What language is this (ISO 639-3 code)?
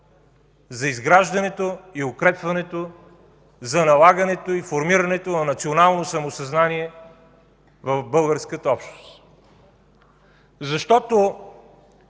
bul